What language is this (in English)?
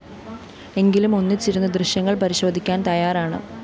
Malayalam